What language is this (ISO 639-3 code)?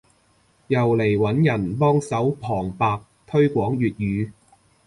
yue